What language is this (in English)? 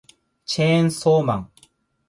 Japanese